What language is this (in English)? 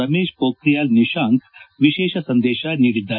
Kannada